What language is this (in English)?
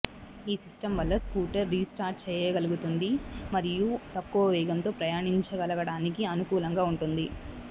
Telugu